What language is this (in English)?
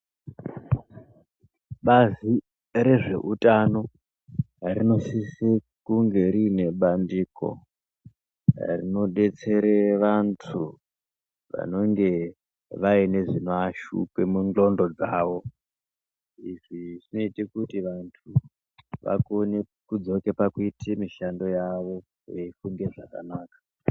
Ndau